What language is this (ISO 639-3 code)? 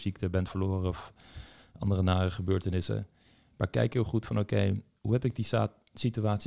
nld